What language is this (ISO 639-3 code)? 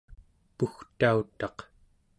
esu